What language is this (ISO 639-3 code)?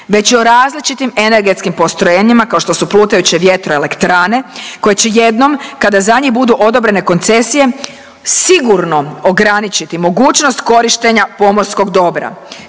hrv